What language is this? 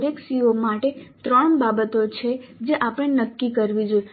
Gujarati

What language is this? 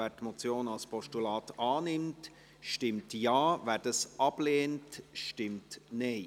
Swiss German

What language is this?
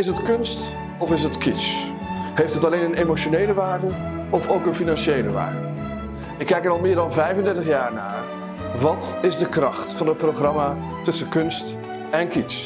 Dutch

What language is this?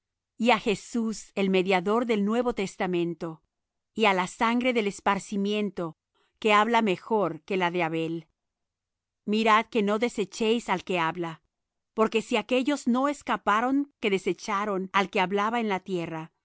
Spanish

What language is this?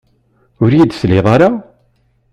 Kabyle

